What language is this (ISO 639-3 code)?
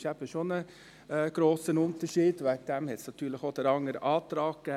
gsw